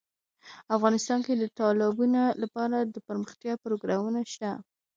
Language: Pashto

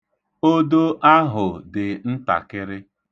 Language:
Igbo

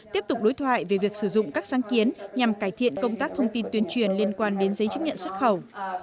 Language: Vietnamese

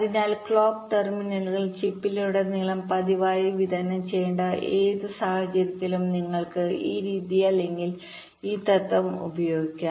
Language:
Malayalam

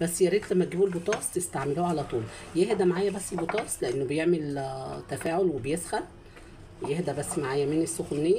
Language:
Arabic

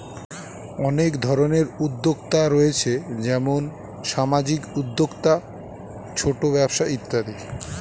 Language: Bangla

